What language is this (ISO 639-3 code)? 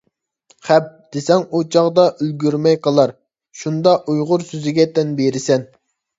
uig